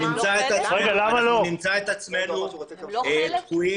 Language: Hebrew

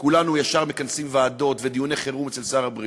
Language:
Hebrew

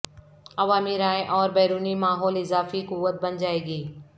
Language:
Urdu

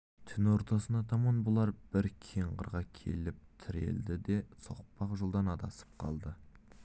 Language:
Kazakh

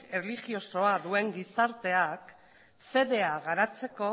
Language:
Basque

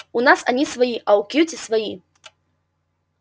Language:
Russian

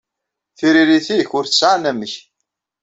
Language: Kabyle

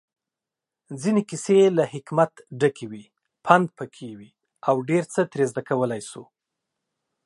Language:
Pashto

